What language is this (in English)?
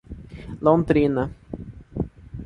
Portuguese